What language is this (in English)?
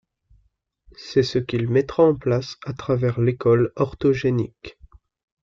French